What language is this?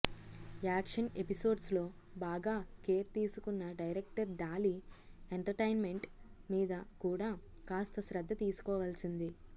Telugu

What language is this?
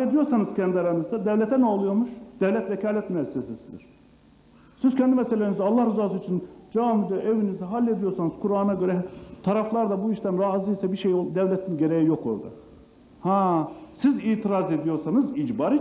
Turkish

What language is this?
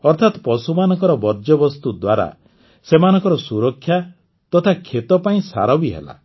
Odia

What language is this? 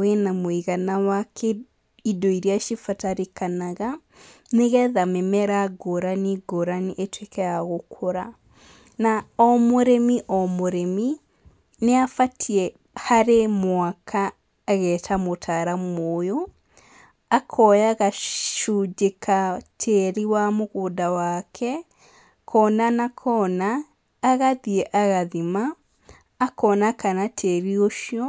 Kikuyu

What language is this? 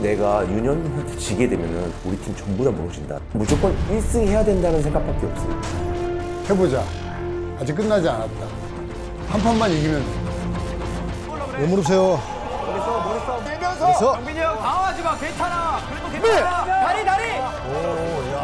Korean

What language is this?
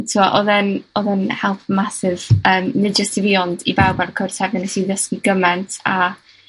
Welsh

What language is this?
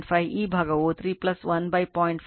Kannada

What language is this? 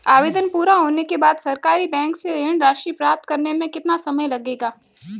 Hindi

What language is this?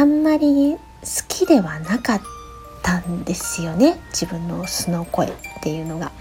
Japanese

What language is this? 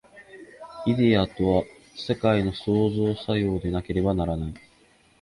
Japanese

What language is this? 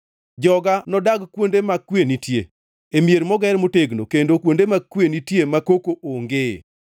Luo (Kenya and Tanzania)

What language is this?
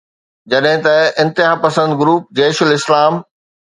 Sindhi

